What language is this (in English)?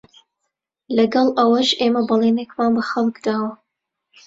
Central Kurdish